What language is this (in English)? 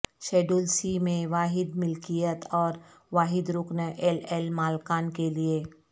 Urdu